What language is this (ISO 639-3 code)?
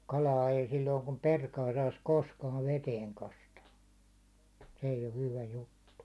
fin